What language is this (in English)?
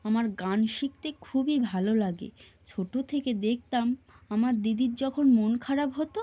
Bangla